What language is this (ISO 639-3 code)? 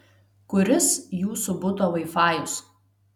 lit